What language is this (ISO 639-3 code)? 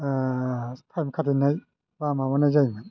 brx